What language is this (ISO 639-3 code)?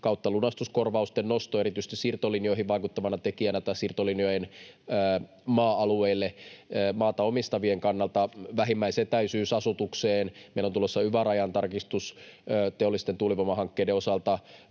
fin